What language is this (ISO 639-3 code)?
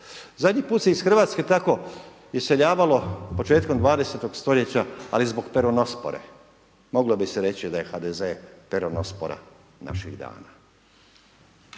hrv